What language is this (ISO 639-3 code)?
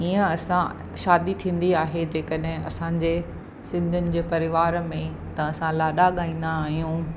snd